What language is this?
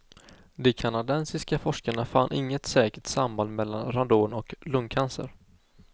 Swedish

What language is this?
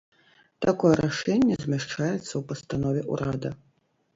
Belarusian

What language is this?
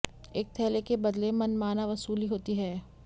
Hindi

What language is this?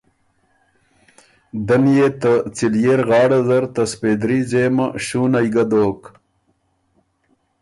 Ormuri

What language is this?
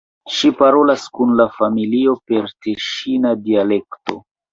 Esperanto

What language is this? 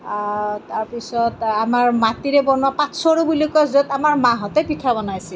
Assamese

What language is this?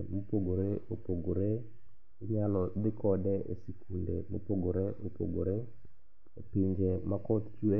Luo (Kenya and Tanzania)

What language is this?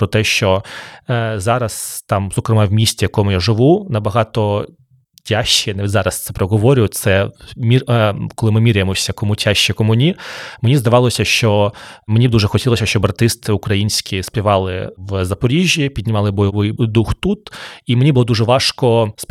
Ukrainian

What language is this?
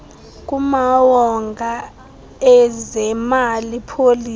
Xhosa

